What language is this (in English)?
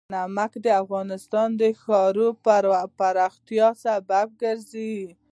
Pashto